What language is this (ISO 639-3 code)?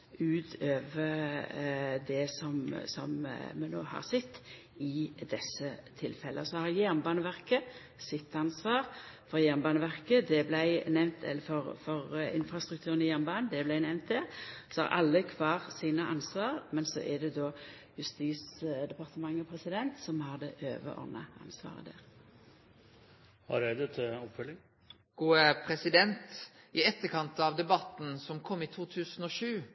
nno